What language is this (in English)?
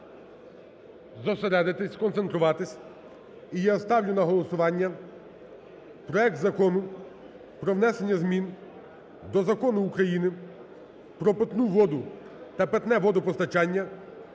Ukrainian